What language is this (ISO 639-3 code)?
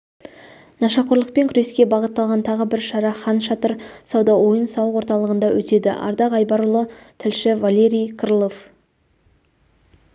kaz